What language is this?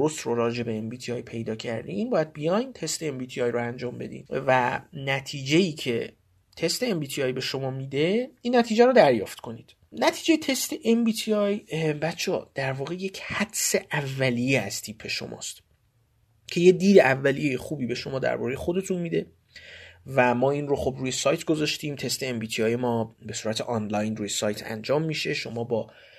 Persian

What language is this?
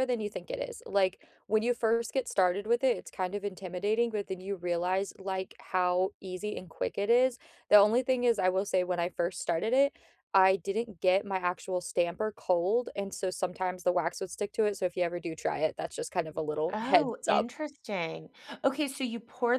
English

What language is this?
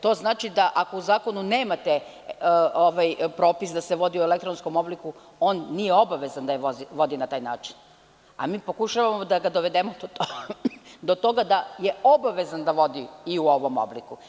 Serbian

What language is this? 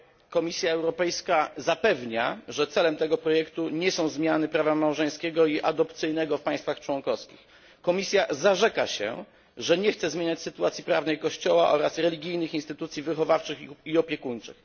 Polish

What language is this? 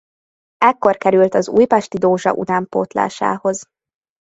Hungarian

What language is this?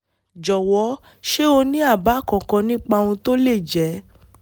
Yoruba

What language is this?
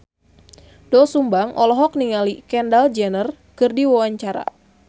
Sundanese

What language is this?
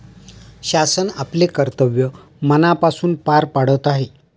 Marathi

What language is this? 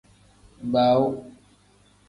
Tem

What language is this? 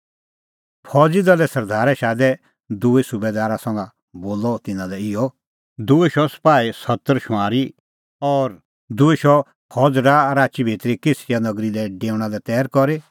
Kullu Pahari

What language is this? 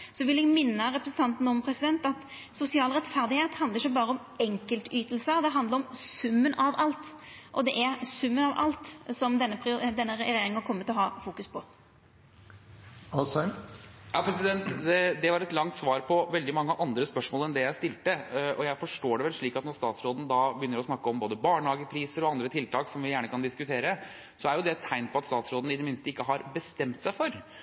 Norwegian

